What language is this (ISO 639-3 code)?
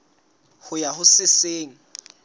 sot